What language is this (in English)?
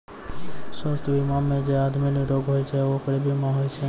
Maithili